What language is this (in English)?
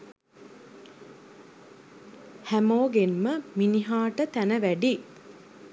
Sinhala